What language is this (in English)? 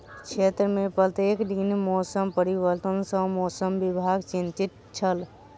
Maithili